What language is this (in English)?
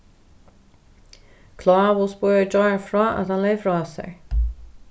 Faroese